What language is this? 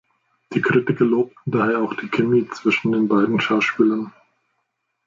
German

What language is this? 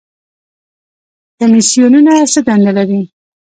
Pashto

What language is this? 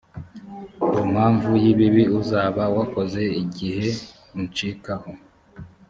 Kinyarwanda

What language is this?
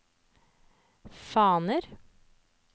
Norwegian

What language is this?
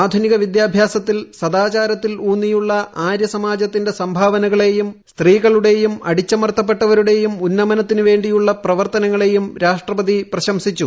Malayalam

